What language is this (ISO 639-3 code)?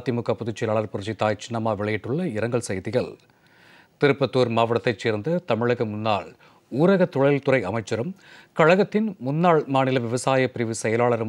ron